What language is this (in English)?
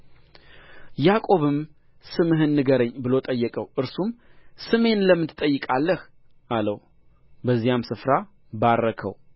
Amharic